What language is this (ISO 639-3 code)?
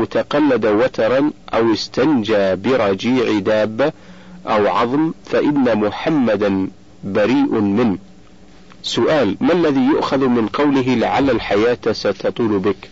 ara